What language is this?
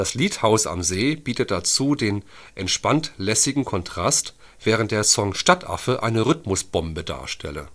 German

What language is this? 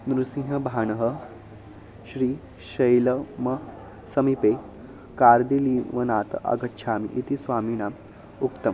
Sanskrit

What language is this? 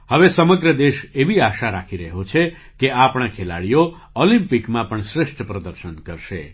Gujarati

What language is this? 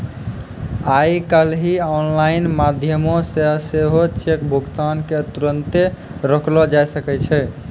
Maithili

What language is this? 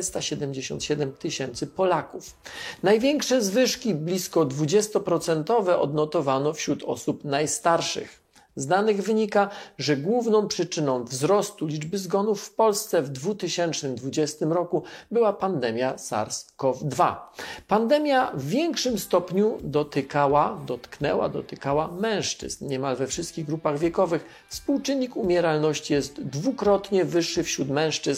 Polish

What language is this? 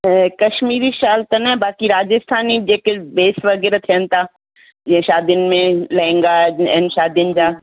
Sindhi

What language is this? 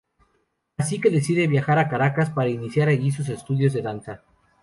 Spanish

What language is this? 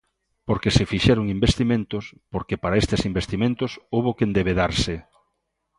Galician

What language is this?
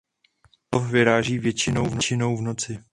Czech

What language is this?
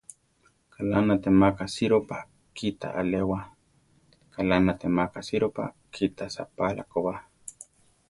Central Tarahumara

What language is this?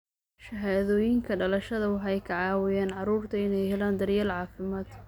Somali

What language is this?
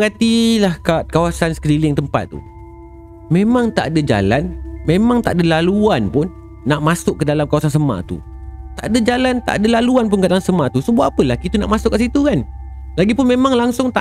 Malay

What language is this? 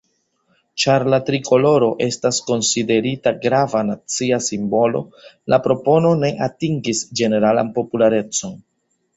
Esperanto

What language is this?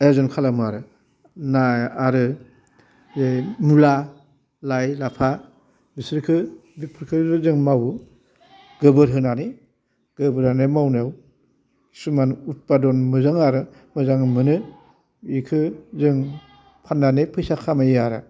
Bodo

